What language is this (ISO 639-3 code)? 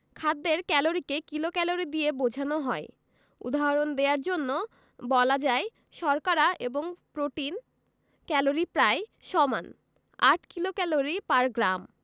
ben